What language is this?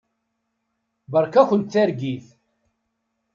Kabyle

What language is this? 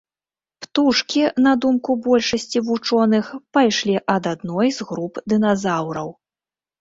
Belarusian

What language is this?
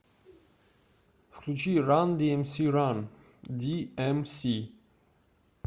Russian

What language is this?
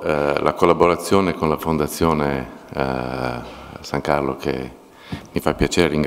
Italian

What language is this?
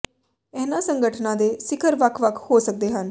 Punjabi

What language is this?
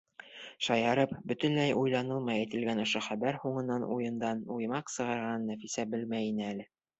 Bashkir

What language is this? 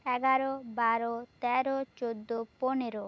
Bangla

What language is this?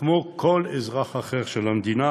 Hebrew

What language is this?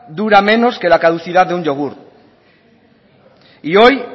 Spanish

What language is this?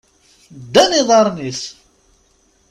Kabyle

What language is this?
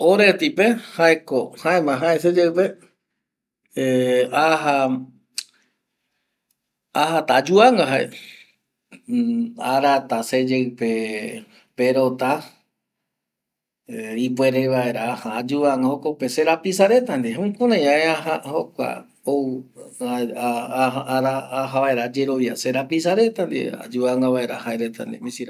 Eastern Bolivian Guaraní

